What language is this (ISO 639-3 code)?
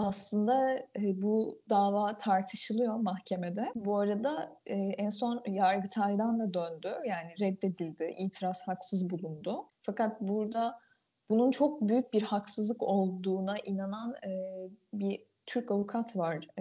tur